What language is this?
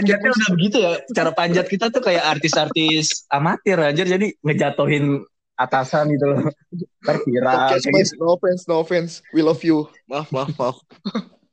Indonesian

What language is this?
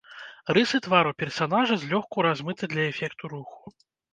Belarusian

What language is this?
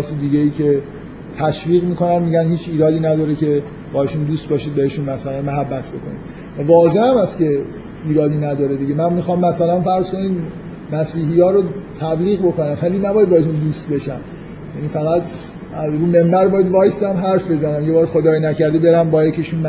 Persian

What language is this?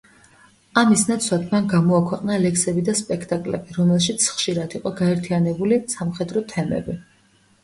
Georgian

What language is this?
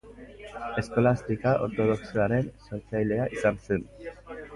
Basque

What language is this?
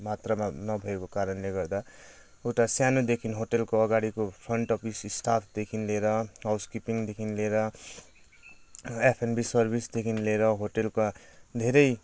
Nepali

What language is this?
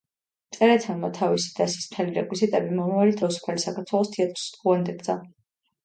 Georgian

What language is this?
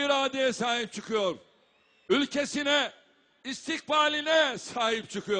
Turkish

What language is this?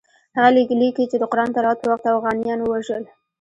Pashto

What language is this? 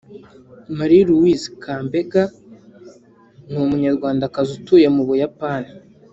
Kinyarwanda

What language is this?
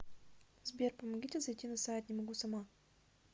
Russian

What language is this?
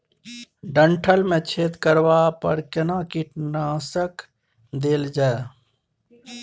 Maithili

